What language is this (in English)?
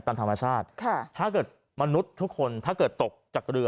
Thai